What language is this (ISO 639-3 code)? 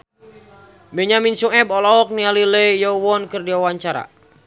sun